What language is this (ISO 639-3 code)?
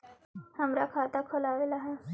mag